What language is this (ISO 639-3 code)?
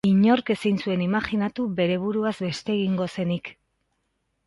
eus